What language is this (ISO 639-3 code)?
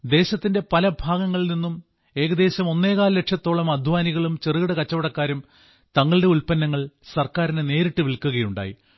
mal